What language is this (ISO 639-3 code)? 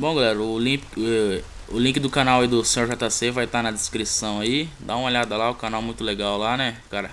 por